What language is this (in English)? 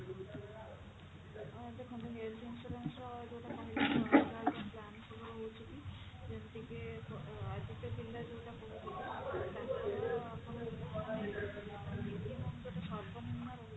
Odia